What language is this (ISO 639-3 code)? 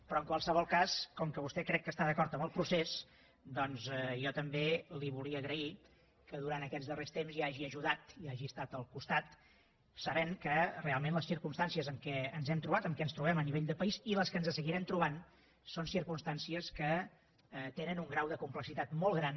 cat